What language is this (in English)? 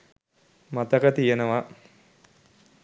Sinhala